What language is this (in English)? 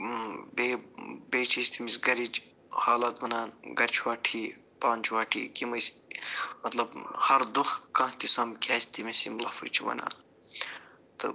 Kashmiri